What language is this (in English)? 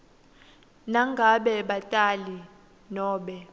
Swati